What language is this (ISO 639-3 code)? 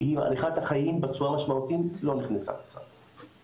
heb